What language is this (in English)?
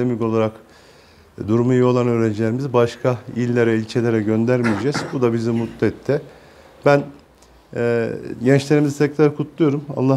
Turkish